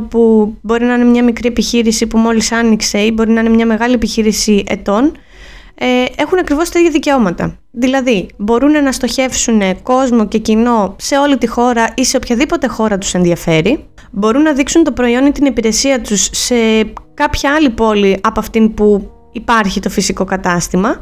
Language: Greek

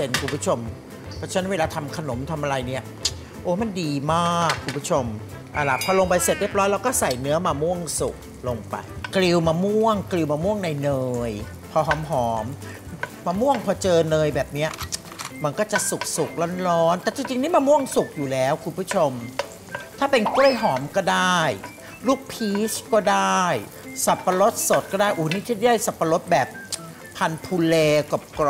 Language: Thai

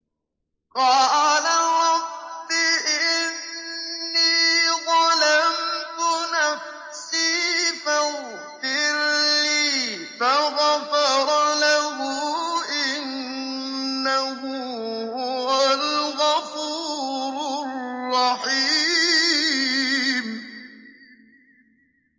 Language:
Arabic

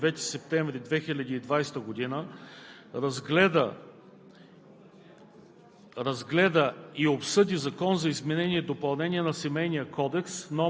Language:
Bulgarian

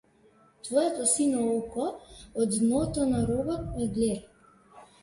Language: Macedonian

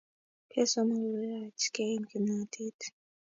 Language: Kalenjin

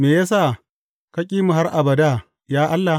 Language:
Hausa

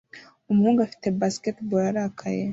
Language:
Kinyarwanda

